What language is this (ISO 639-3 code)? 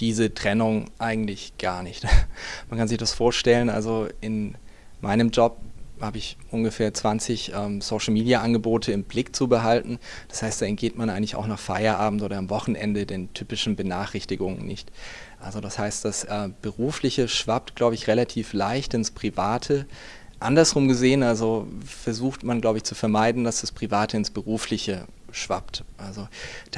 deu